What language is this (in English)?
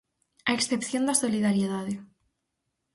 Galician